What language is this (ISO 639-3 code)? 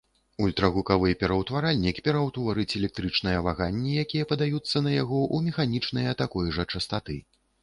bel